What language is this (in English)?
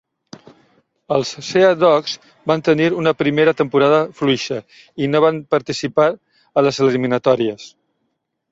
Catalan